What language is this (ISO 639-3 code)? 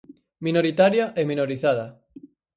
glg